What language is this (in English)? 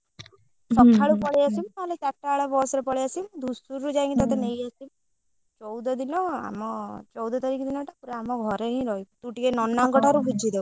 Odia